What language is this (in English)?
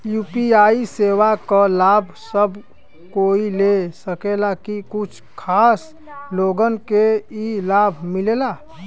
Bhojpuri